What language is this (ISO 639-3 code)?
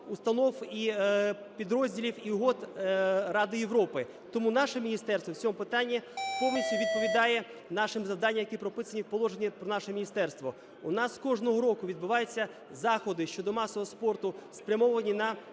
ukr